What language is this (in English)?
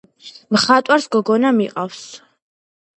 Georgian